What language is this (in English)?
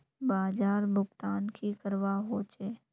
Magahi